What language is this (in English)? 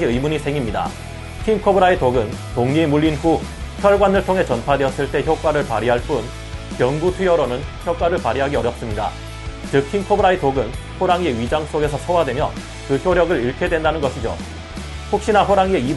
Korean